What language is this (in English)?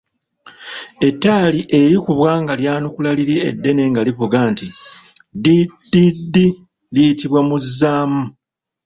Ganda